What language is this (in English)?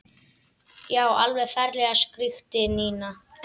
Icelandic